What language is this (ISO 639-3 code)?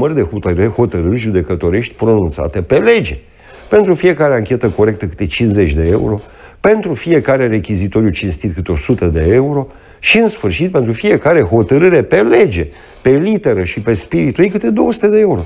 ron